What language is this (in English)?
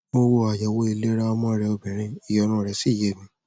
Yoruba